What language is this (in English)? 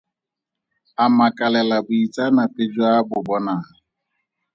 Tswana